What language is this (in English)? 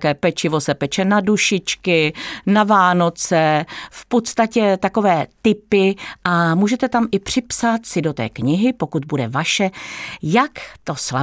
Czech